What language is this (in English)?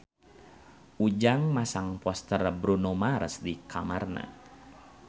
Sundanese